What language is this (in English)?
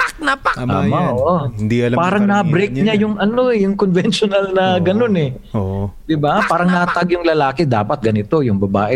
Filipino